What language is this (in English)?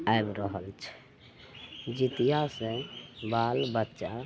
Maithili